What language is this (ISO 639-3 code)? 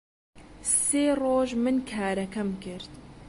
ckb